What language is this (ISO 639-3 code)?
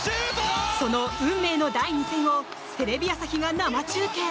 jpn